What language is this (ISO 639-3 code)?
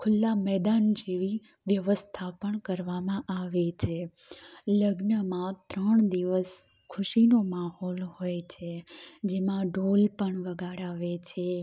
guj